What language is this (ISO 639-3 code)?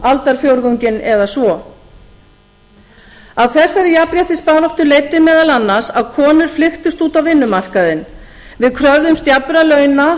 isl